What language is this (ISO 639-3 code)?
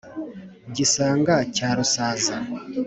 kin